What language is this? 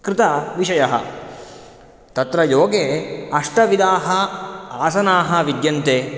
Sanskrit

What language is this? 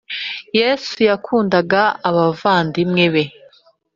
Kinyarwanda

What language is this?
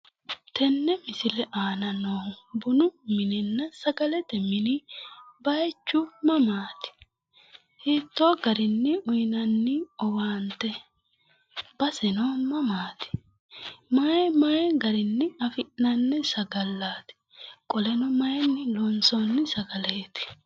Sidamo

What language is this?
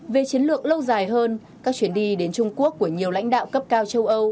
Vietnamese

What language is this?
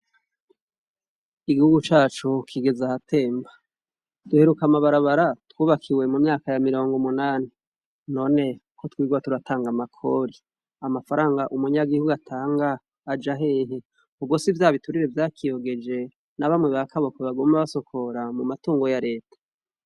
Rundi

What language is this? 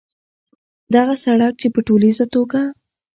Pashto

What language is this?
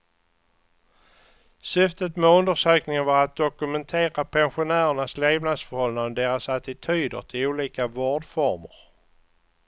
Swedish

